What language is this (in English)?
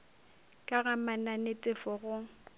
Northern Sotho